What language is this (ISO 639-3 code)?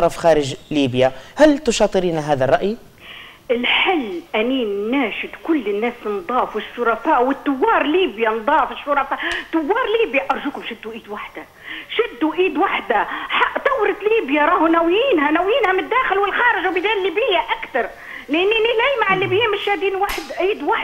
ara